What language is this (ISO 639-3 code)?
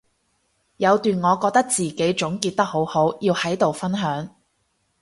yue